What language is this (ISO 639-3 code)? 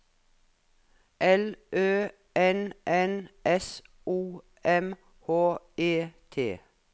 nor